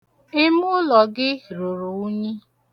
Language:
Igbo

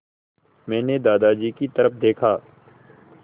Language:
Hindi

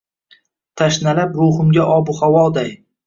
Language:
Uzbek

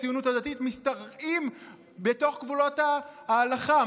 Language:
Hebrew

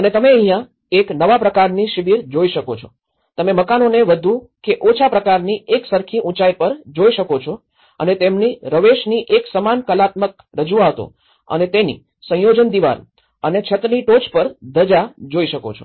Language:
Gujarati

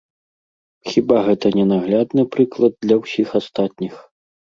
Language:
Belarusian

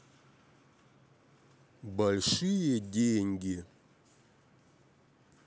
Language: Russian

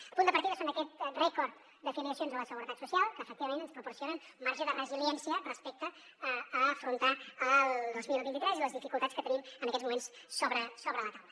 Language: Catalan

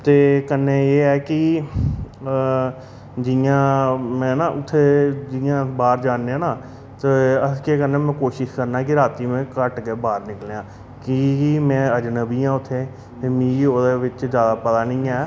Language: Dogri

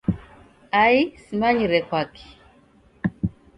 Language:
Taita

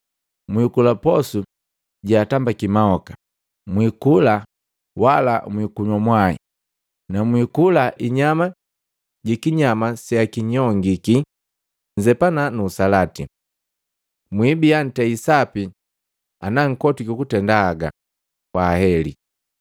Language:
Matengo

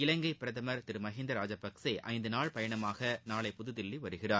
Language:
Tamil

